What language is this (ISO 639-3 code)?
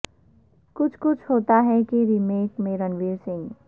urd